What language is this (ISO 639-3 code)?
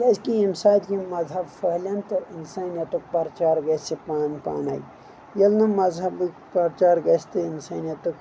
kas